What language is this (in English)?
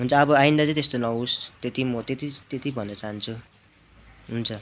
Nepali